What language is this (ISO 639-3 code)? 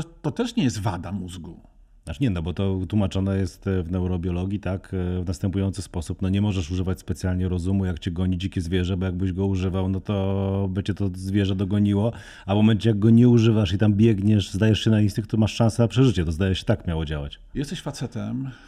pol